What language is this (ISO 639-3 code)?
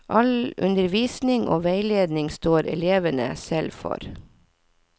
nor